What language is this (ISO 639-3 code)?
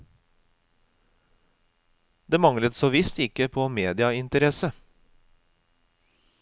nor